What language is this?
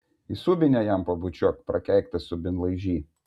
Lithuanian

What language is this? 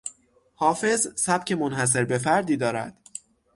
Persian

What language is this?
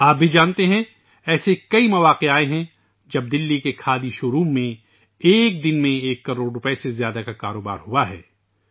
Urdu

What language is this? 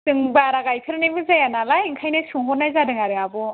Bodo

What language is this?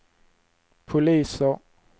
Swedish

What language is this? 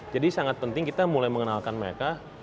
Indonesian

